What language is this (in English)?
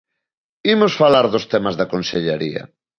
Galician